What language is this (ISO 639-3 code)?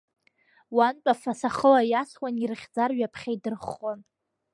abk